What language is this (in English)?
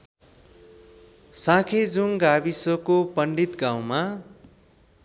Nepali